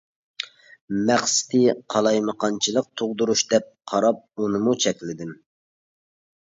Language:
Uyghur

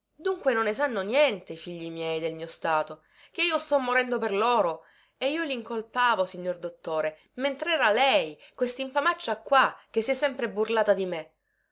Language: Italian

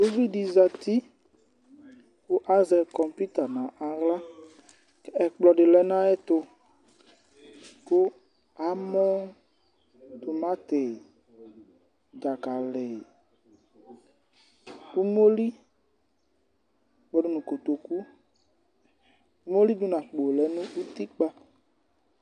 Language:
Ikposo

